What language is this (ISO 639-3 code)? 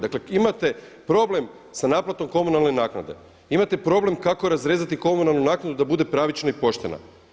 hrv